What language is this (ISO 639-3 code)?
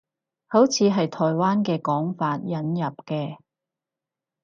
yue